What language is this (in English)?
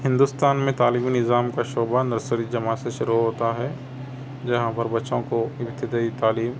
Urdu